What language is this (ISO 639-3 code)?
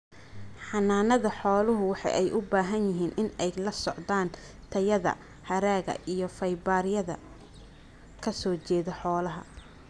som